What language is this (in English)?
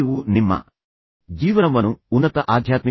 Kannada